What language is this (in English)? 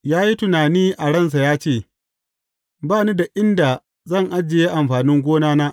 Hausa